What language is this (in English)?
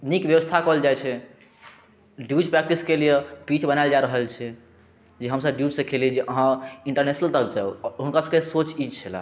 Maithili